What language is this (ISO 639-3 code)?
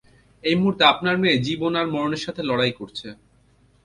ben